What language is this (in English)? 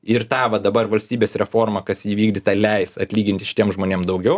Lithuanian